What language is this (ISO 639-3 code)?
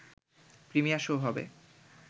ben